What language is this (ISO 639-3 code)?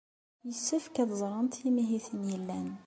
kab